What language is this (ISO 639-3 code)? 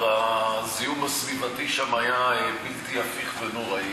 heb